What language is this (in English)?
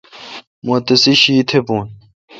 Kalkoti